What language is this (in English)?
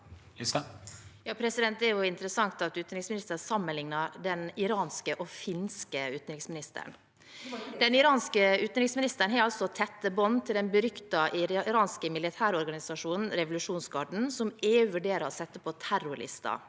Norwegian